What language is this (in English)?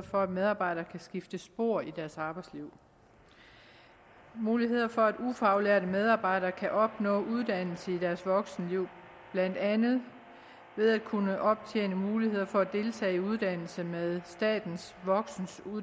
Danish